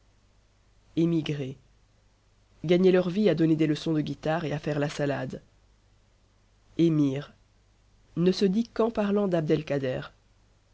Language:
French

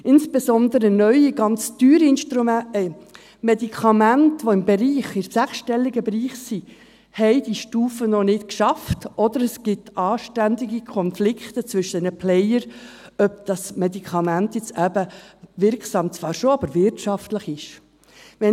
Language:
Swiss German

